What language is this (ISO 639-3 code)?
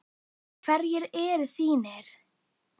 isl